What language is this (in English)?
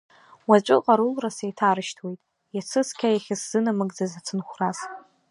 Abkhazian